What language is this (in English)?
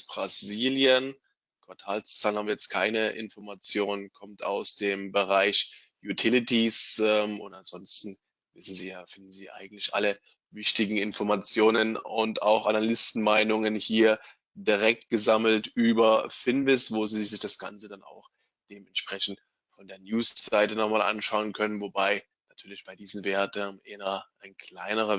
German